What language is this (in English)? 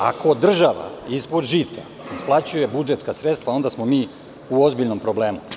Serbian